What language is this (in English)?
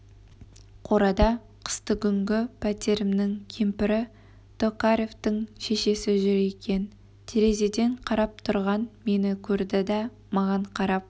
Kazakh